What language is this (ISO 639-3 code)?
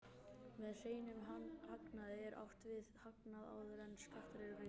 isl